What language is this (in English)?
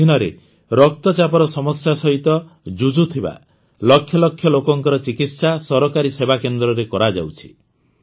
Odia